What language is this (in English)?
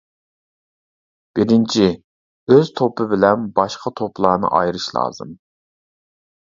Uyghur